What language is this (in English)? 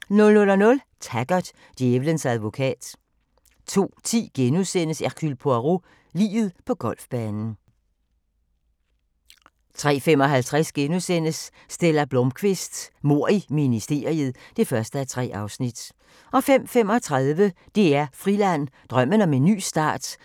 Danish